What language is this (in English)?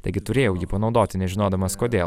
Lithuanian